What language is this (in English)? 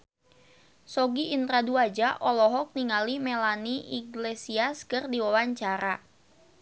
Sundanese